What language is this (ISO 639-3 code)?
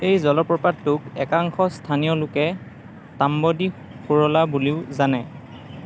asm